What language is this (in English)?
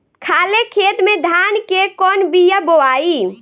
Bhojpuri